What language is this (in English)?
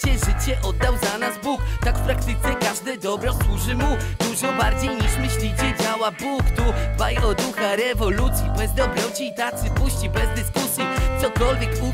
Polish